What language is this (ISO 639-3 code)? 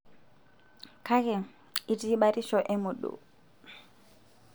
mas